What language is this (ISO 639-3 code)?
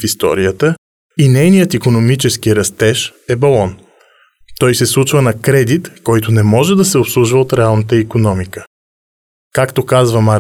bul